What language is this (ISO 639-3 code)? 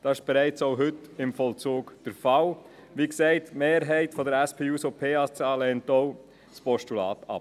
gsw